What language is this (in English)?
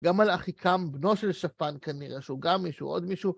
Hebrew